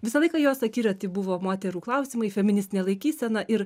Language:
Lithuanian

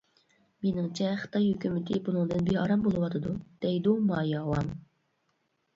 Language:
Uyghur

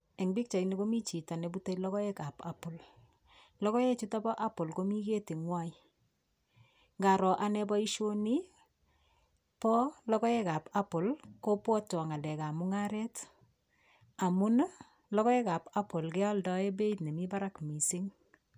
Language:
Kalenjin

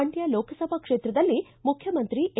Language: Kannada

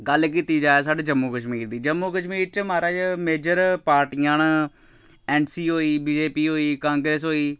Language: Dogri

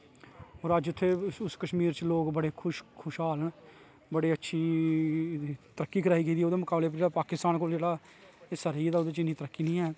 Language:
Dogri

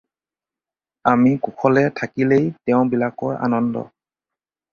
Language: Assamese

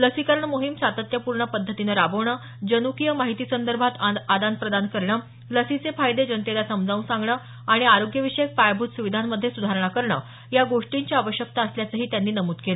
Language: Marathi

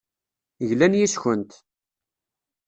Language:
Kabyle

